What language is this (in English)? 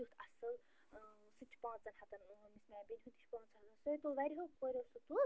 Kashmiri